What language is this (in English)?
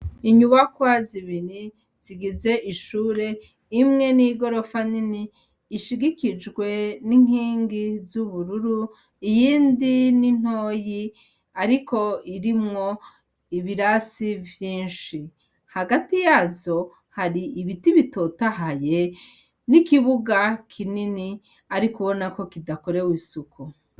Rundi